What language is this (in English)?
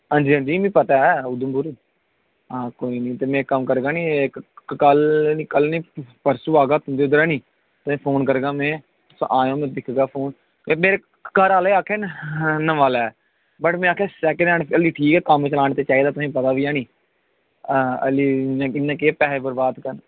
Dogri